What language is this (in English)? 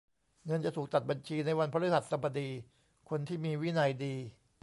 Thai